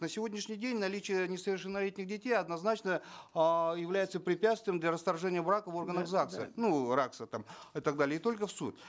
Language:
Kazakh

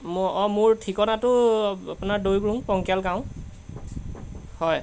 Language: Assamese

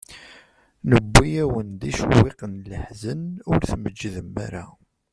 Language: Kabyle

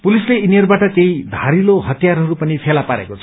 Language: Nepali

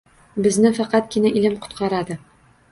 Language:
Uzbek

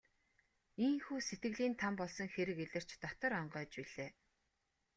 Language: Mongolian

